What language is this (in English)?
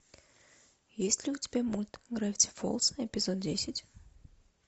Russian